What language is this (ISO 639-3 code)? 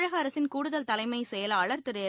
tam